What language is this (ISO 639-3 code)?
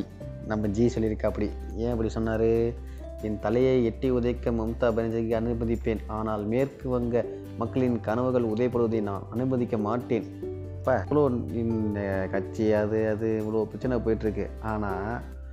tam